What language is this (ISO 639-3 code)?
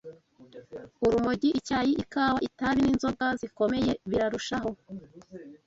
kin